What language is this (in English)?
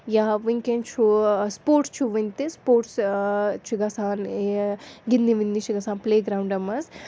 Kashmiri